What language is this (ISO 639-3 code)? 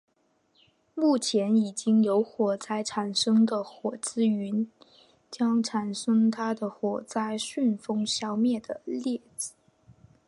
zho